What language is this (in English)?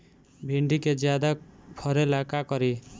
Bhojpuri